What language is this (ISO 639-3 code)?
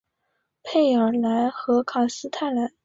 zho